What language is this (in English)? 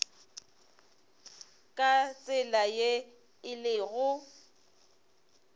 Northern Sotho